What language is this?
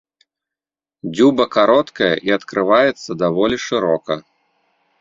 Belarusian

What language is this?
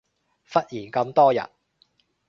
Cantonese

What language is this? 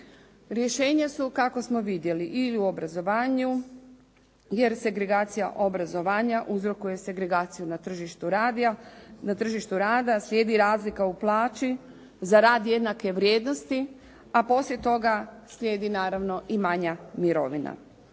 Croatian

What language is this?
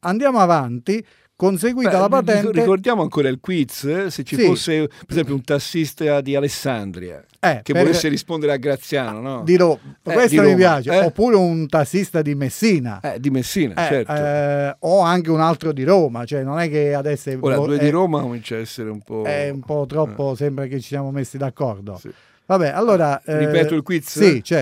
Italian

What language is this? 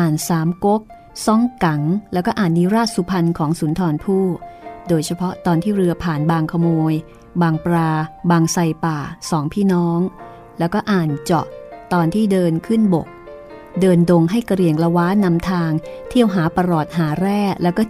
Thai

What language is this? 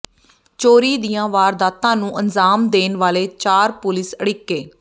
Punjabi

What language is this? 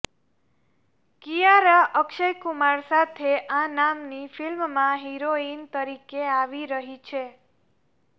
Gujarati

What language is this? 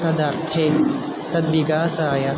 Sanskrit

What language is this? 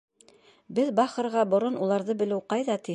Bashkir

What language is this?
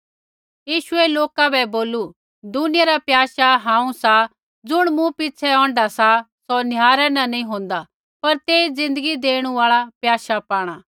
Kullu Pahari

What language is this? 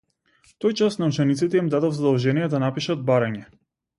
Macedonian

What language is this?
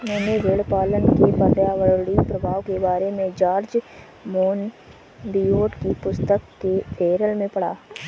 Hindi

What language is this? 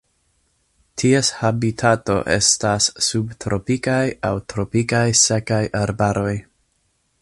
Esperanto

